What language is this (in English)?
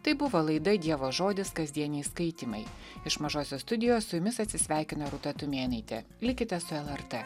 Lithuanian